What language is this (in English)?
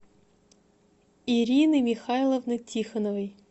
Russian